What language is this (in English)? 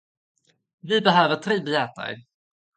Swedish